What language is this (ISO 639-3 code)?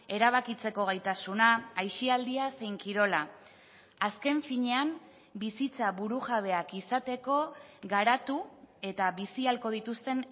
eus